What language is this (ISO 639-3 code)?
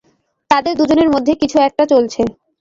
ben